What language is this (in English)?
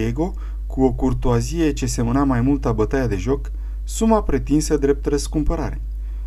Romanian